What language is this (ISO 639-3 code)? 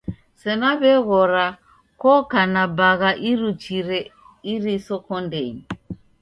dav